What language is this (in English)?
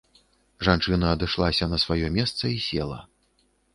Belarusian